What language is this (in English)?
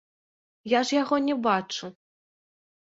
Belarusian